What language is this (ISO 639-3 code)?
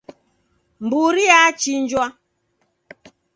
dav